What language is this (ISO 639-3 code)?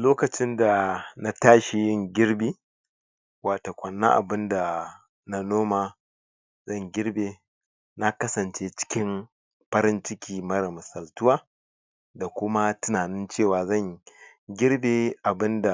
hau